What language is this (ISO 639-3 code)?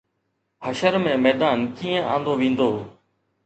snd